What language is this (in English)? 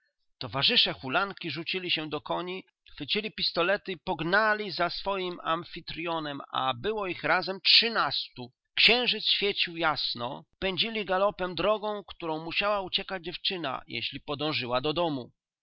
Polish